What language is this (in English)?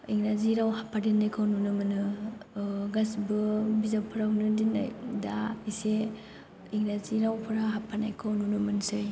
Bodo